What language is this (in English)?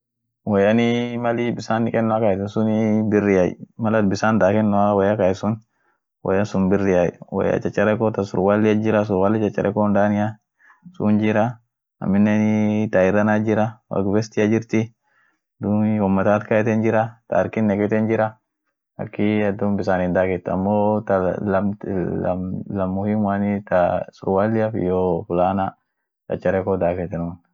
Orma